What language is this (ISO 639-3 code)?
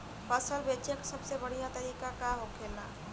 bho